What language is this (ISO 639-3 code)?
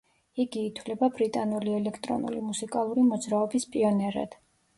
kat